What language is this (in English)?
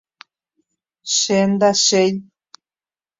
Guarani